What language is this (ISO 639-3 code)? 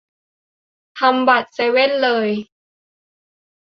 tha